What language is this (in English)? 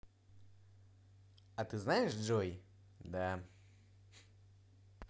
Russian